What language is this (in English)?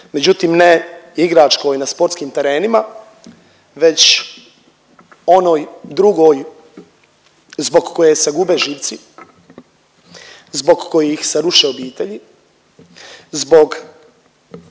Croatian